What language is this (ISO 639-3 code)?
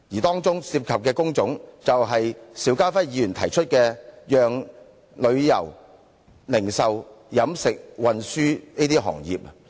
yue